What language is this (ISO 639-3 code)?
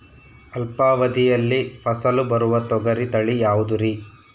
kan